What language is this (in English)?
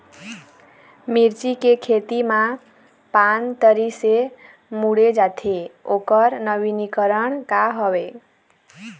Chhattisgarhi